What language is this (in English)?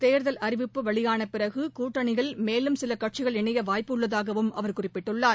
Tamil